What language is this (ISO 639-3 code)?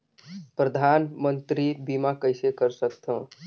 hne